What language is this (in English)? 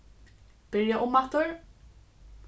Faroese